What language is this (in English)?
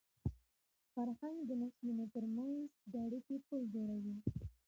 Pashto